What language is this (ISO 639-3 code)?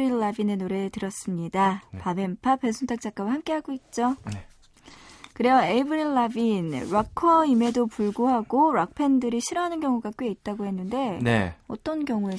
kor